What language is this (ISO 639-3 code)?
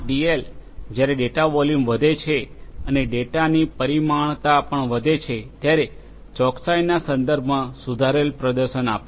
guj